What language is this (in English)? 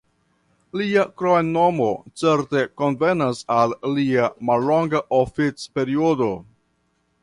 Esperanto